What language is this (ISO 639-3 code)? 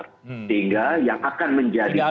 ind